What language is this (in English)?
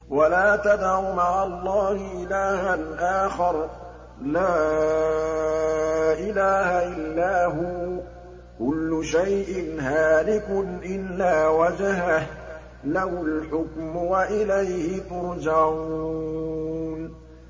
Arabic